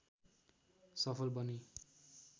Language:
Nepali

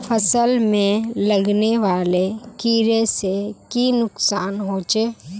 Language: Magahi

